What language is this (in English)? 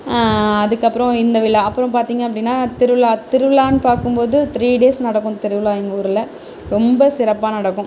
Tamil